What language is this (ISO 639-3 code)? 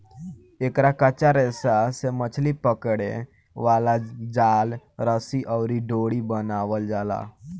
bho